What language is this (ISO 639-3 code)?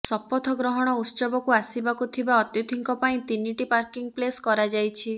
ori